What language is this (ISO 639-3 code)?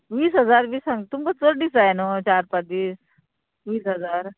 kok